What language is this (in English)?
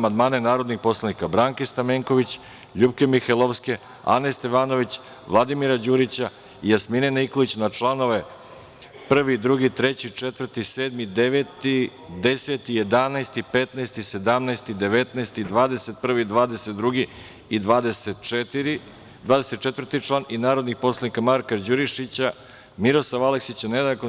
Serbian